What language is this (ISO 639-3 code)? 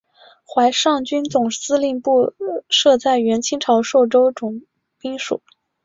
zho